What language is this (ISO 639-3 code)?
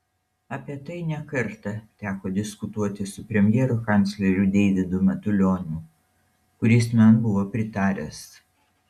lit